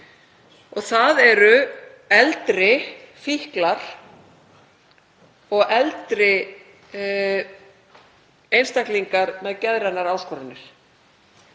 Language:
Icelandic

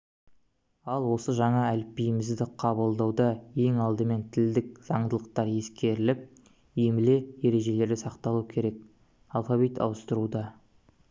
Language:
Kazakh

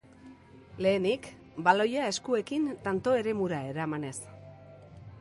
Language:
Basque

